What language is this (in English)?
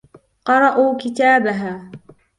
Arabic